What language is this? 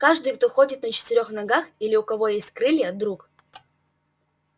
Russian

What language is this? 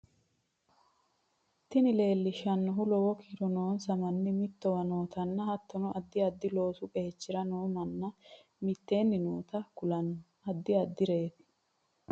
Sidamo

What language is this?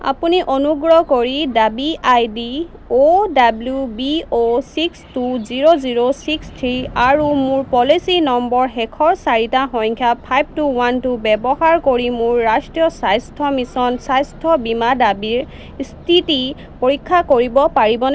Assamese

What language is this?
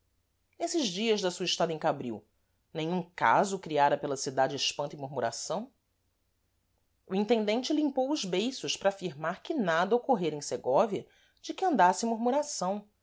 Portuguese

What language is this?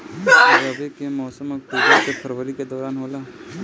Bhojpuri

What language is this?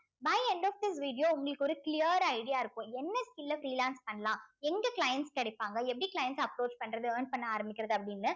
Tamil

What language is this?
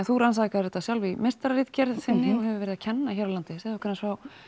Icelandic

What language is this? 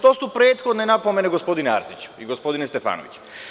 Serbian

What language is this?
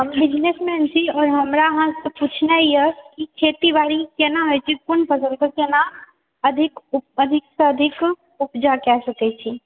Maithili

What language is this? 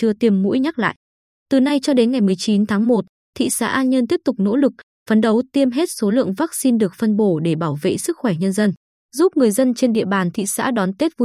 Vietnamese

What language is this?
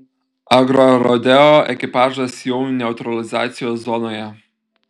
Lithuanian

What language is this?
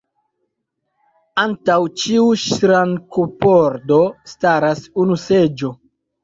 Esperanto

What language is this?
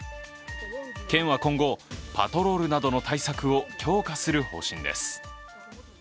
Japanese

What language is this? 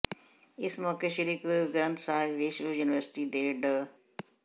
Punjabi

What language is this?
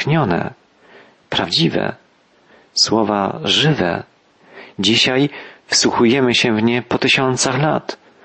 Polish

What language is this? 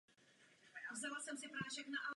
Czech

